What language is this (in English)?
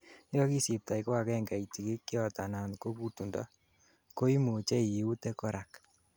Kalenjin